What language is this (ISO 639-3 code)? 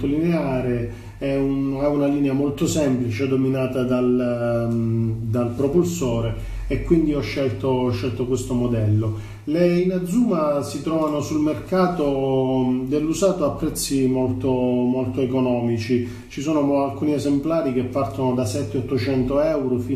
ita